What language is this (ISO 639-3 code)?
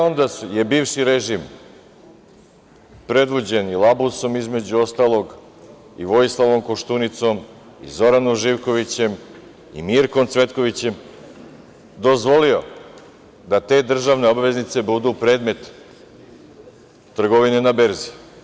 srp